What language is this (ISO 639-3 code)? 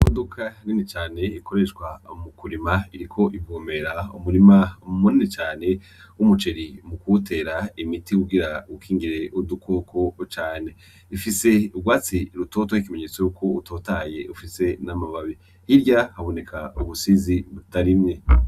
run